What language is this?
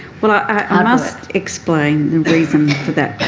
English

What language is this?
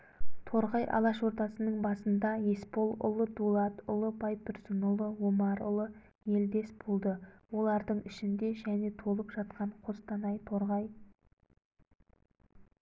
Kazakh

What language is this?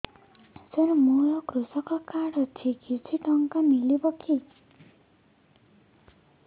Odia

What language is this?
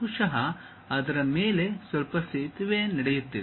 Kannada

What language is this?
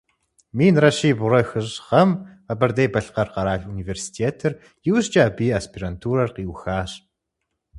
Kabardian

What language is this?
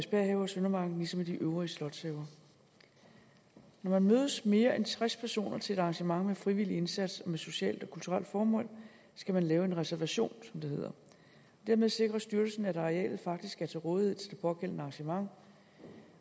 Danish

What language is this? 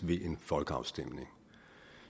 Danish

